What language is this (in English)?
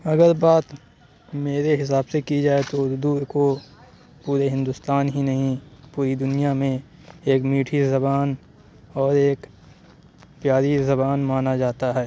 Urdu